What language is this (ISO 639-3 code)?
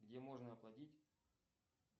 rus